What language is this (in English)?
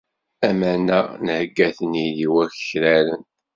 Kabyle